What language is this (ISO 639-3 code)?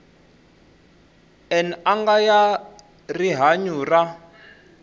tso